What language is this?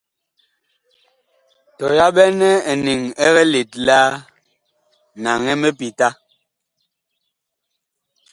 Bakoko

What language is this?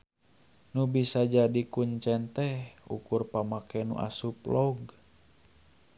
Sundanese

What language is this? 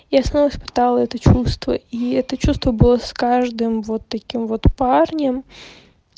Russian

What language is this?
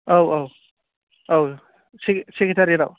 Bodo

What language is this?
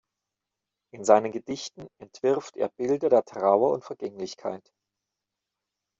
German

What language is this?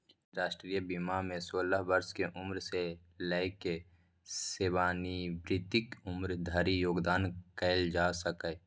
Maithili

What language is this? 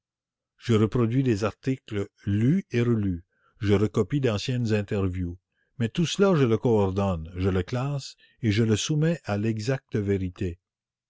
French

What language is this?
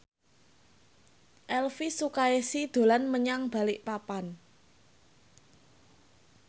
Javanese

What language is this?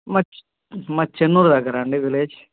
Telugu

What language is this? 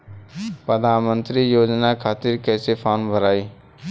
Bhojpuri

